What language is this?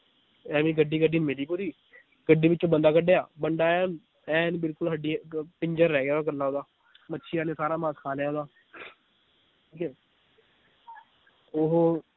Punjabi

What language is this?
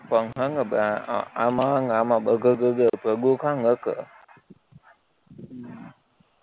Gujarati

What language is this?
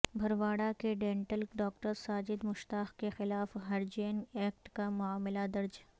Urdu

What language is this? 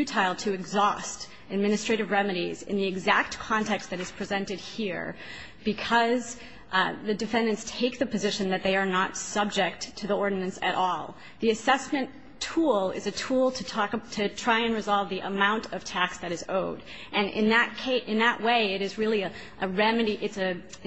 English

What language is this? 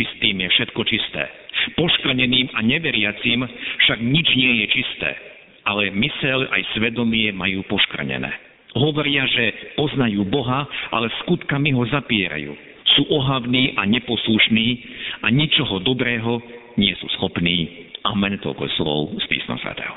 Slovak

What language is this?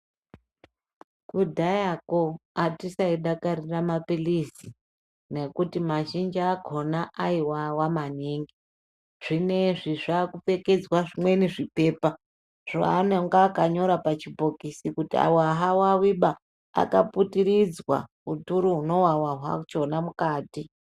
Ndau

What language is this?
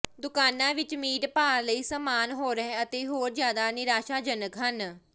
Punjabi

